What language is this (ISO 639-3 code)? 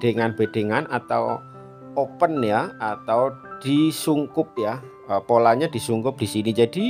ind